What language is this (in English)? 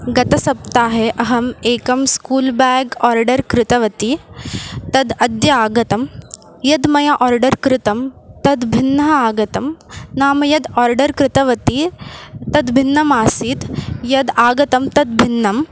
Sanskrit